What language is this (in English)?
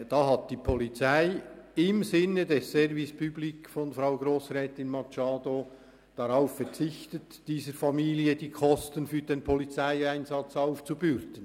Swiss German